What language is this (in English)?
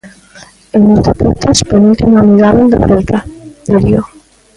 Galician